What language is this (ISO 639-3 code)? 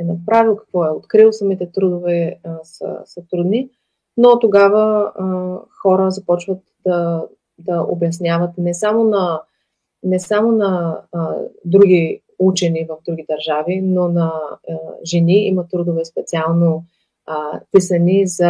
bul